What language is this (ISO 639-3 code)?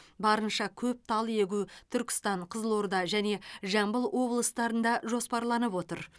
kaz